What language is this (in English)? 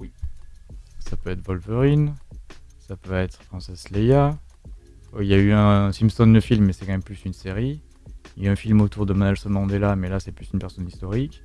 French